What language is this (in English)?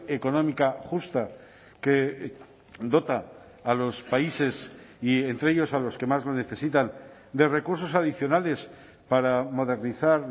Spanish